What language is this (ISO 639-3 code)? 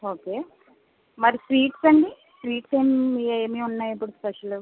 tel